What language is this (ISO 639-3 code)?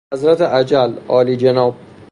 fas